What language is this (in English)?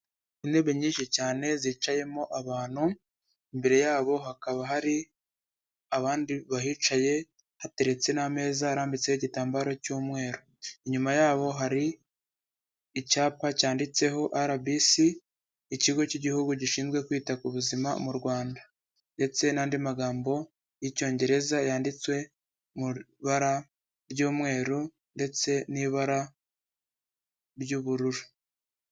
Kinyarwanda